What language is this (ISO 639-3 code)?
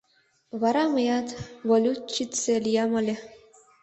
chm